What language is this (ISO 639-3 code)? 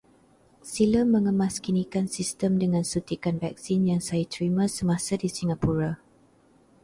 msa